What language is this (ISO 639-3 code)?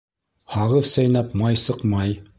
bak